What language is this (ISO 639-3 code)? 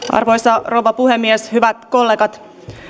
fin